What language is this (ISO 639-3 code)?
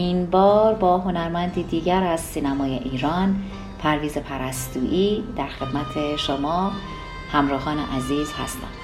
fas